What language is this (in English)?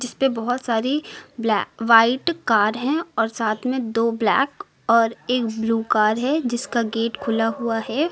Hindi